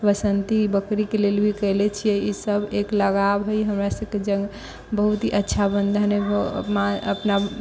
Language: Maithili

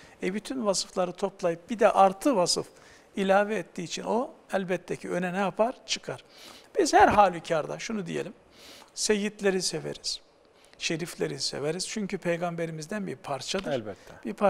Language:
Turkish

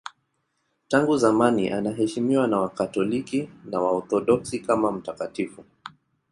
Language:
Swahili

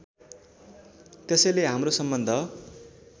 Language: Nepali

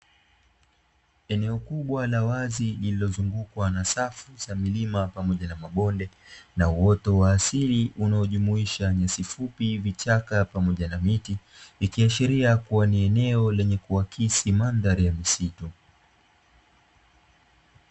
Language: Swahili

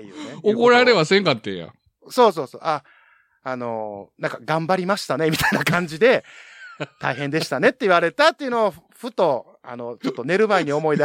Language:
Japanese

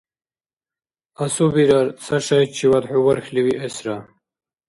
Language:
Dargwa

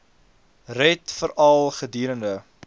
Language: Afrikaans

